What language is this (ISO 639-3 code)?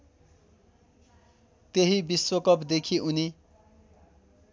nep